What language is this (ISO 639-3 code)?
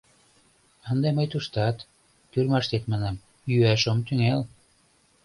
chm